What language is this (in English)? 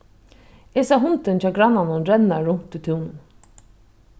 Faroese